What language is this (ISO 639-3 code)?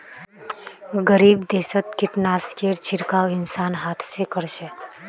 mag